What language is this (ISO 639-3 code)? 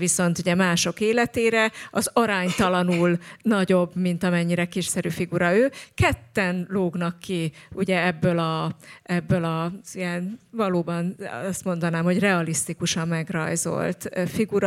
hun